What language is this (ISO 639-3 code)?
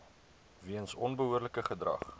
afr